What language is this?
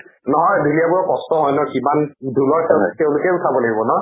Assamese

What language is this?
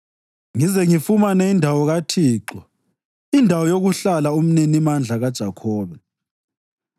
North Ndebele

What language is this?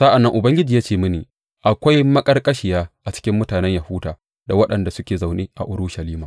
Hausa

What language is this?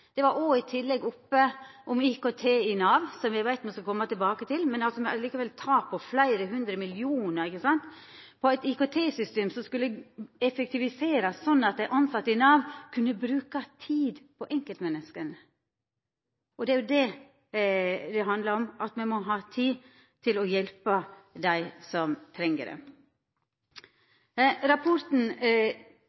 Norwegian Nynorsk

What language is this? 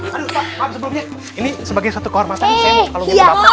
Indonesian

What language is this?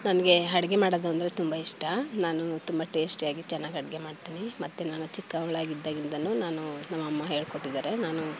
Kannada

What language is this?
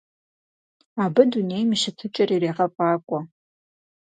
Kabardian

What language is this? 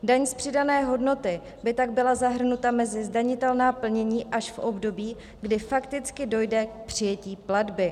Czech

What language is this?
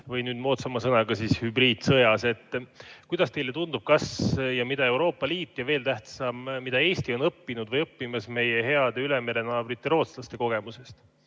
Estonian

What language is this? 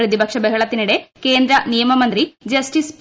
Malayalam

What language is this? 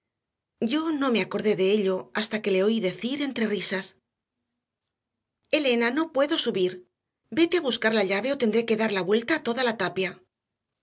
Spanish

